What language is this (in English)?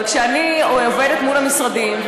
Hebrew